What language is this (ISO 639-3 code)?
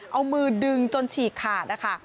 tha